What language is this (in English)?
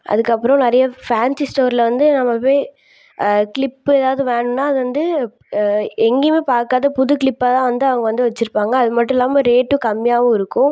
Tamil